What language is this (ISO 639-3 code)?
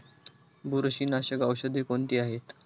mar